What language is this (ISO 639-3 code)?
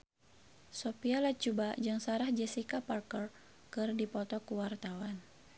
sun